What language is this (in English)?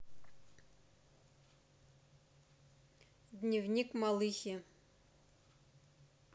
Russian